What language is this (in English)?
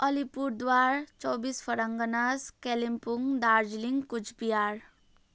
Nepali